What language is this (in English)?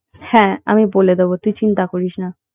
Bangla